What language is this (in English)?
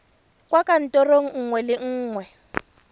Tswana